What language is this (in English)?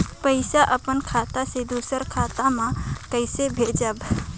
Chhattisgarhi